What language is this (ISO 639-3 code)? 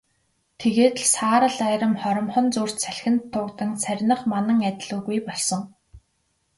mon